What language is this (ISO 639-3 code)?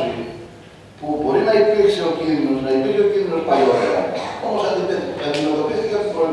ell